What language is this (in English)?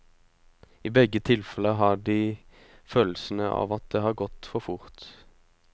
Norwegian